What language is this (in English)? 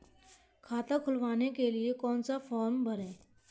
Hindi